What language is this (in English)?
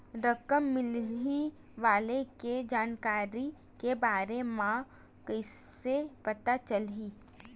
Chhattisgarhi